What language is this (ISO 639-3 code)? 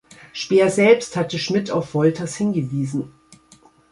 deu